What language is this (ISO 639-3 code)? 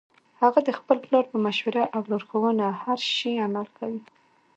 pus